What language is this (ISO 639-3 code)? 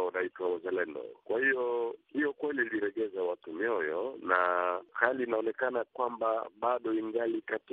swa